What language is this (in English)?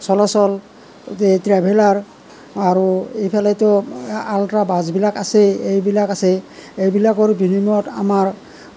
Assamese